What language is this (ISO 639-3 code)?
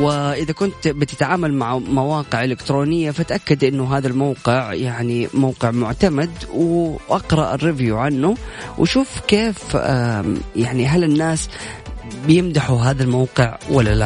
ara